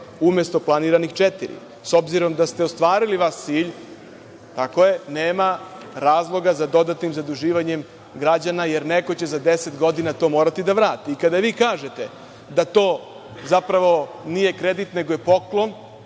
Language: Serbian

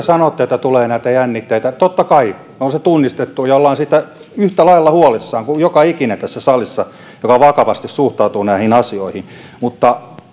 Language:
Finnish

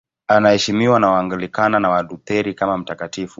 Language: Swahili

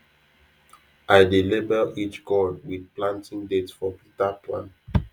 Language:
Nigerian Pidgin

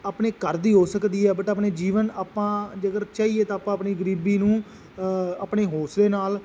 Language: Punjabi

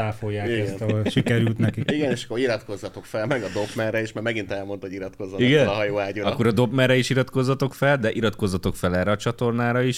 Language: Hungarian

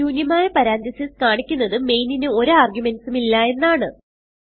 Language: Malayalam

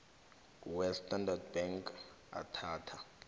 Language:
South Ndebele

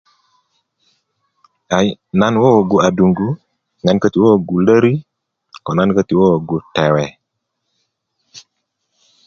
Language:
Kuku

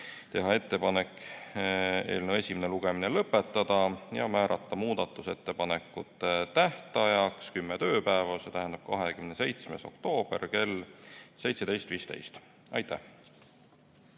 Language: Estonian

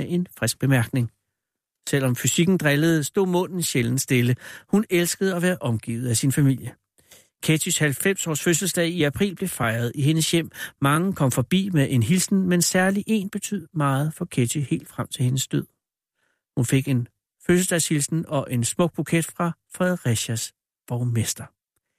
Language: Danish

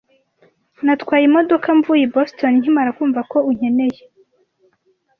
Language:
Kinyarwanda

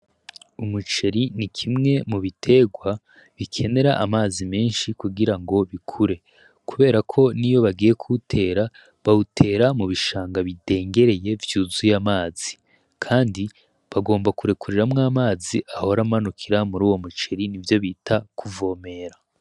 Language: Rundi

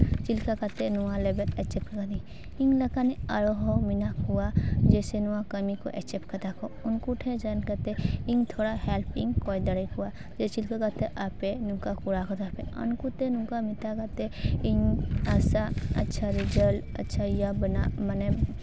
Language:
Santali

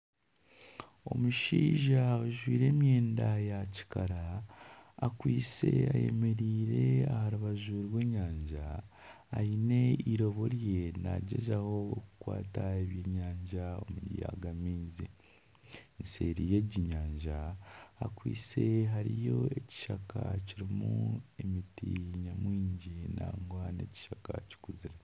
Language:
Nyankole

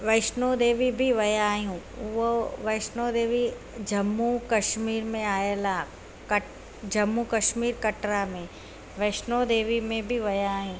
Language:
Sindhi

